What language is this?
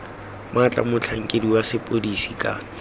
Tswana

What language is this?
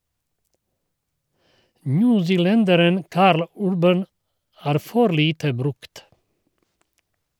Norwegian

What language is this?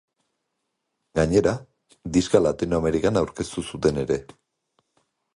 Basque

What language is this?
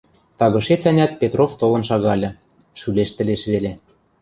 Western Mari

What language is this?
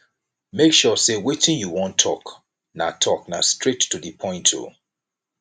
Nigerian Pidgin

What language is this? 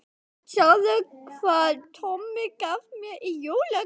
Icelandic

